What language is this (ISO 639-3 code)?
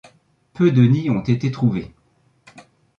fra